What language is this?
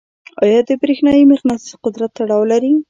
Pashto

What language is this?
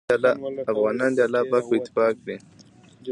Pashto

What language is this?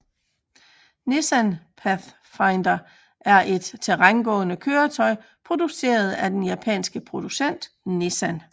Danish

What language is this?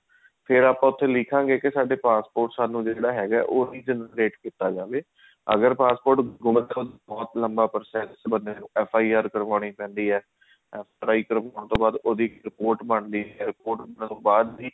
Punjabi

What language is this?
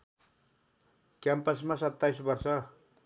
Nepali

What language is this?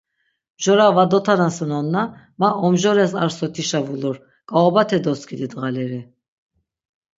Laz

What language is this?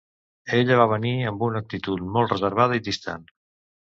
Catalan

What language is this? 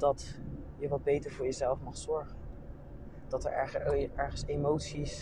Dutch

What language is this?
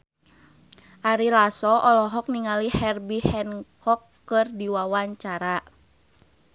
Sundanese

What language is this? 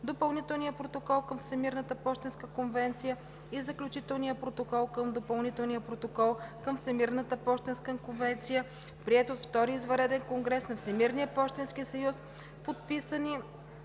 Bulgarian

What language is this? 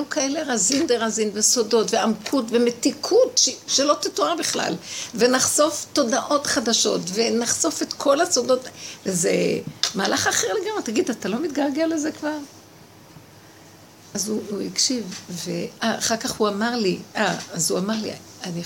Hebrew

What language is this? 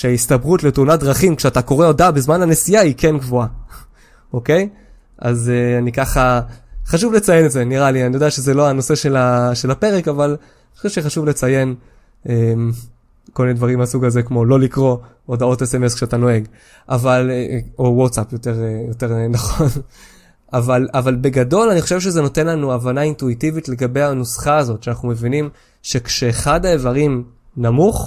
Hebrew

